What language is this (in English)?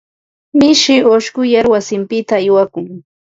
Ambo-Pasco Quechua